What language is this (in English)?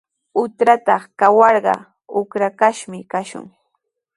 Sihuas Ancash Quechua